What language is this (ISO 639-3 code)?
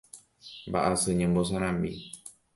grn